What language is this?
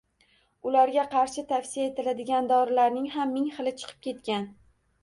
Uzbek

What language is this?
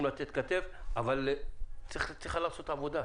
Hebrew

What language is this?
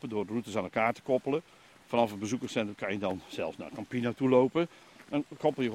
Dutch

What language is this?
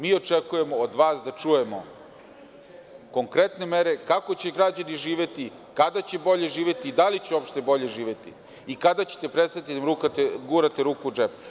Serbian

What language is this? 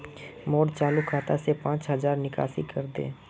Magahi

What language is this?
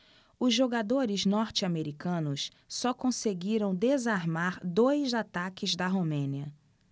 Portuguese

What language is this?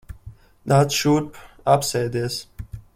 Latvian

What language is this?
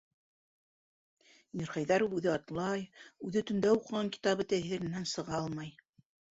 Bashkir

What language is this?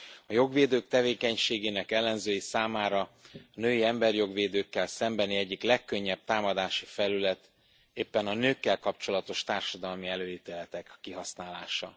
Hungarian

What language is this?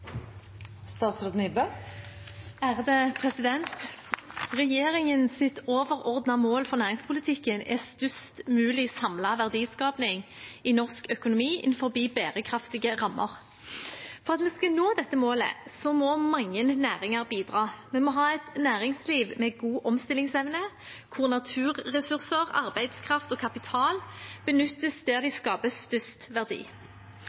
Norwegian Bokmål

